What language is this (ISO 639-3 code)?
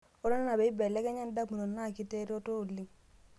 mas